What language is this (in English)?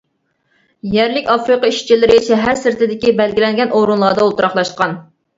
Uyghur